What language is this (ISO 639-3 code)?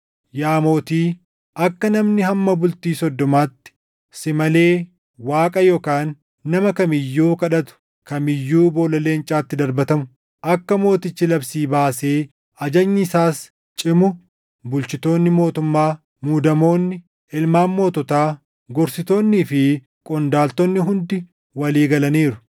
orm